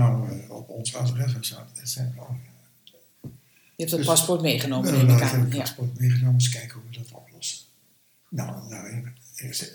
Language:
Dutch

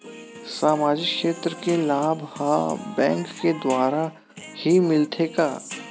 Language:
Chhattisgarhi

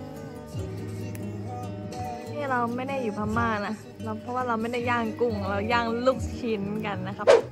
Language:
Thai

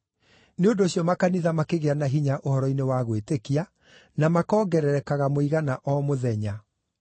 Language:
Kikuyu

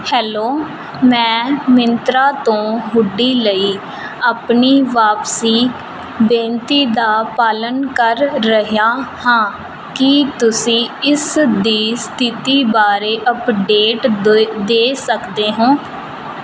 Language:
Punjabi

